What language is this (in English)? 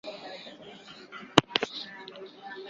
Bangla